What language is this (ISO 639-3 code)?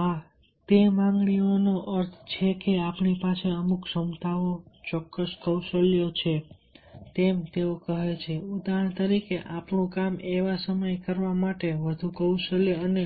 guj